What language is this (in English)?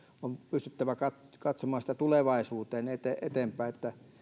Finnish